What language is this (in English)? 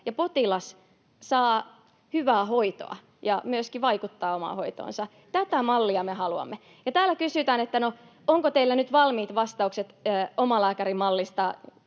Finnish